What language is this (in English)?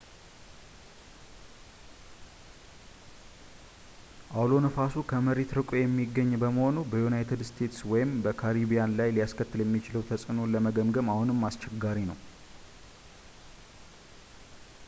Amharic